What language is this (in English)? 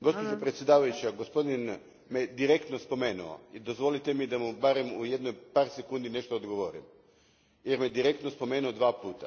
Croatian